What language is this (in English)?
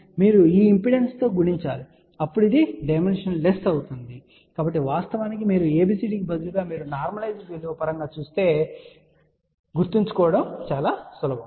Telugu